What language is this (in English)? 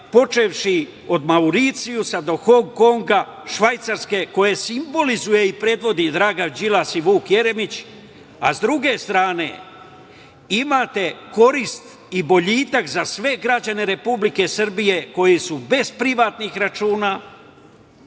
Serbian